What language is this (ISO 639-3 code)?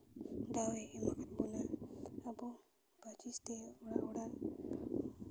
sat